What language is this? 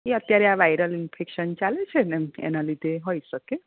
Gujarati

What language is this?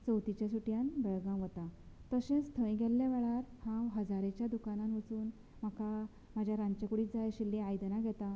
Konkani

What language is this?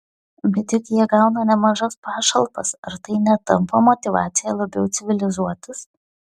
Lithuanian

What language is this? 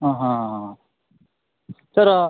Kannada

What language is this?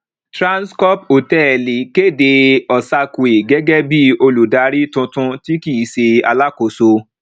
Yoruba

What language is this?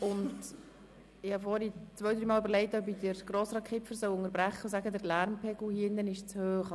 Swiss German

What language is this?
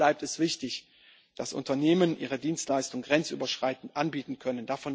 German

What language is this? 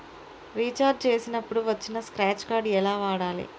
Telugu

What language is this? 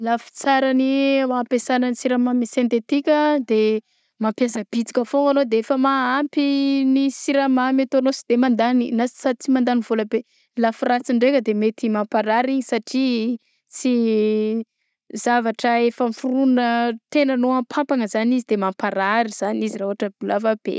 Southern Betsimisaraka Malagasy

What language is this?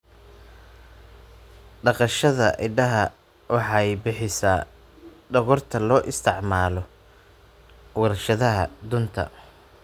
Somali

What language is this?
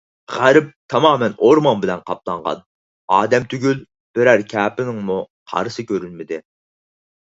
Uyghur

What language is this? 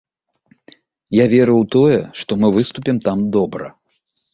Belarusian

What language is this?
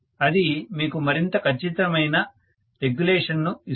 Telugu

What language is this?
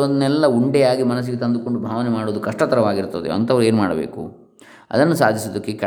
Kannada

